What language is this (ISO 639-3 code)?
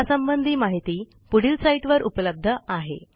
mar